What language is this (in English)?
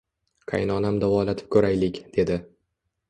Uzbek